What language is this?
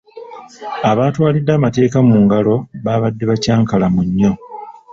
Ganda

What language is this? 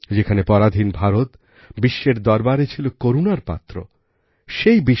Bangla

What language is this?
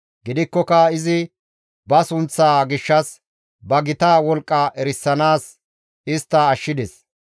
Gamo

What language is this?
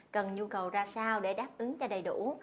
Vietnamese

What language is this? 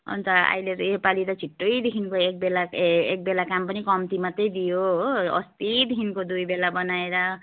Nepali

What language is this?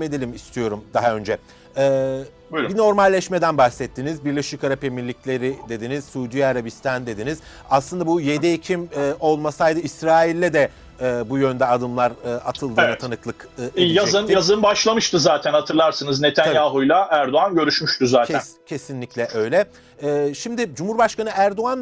Turkish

